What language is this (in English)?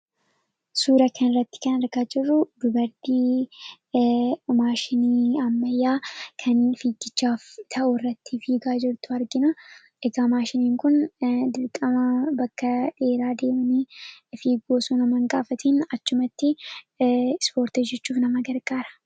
Oromo